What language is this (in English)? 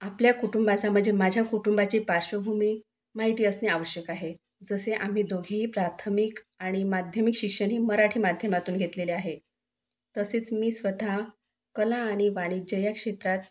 Marathi